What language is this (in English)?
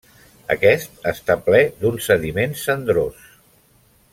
Catalan